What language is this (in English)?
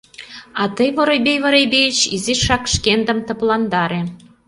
Mari